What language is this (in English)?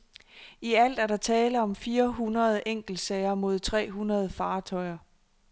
Danish